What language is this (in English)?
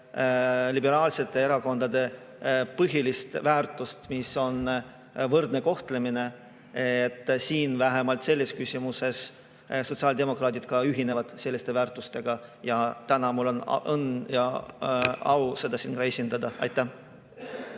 Estonian